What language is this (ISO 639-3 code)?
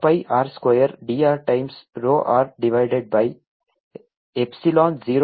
kan